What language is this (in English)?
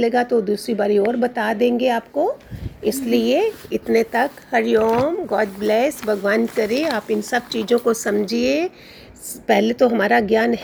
Hindi